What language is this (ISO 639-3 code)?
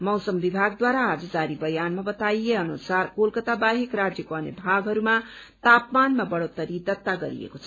nep